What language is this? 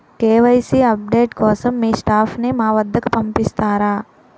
Telugu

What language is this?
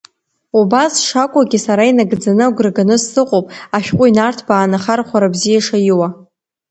Abkhazian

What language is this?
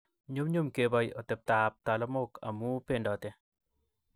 Kalenjin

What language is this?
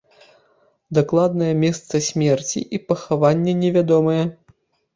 Belarusian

